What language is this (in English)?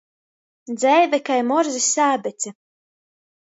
Latgalian